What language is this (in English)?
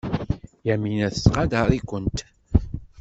Kabyle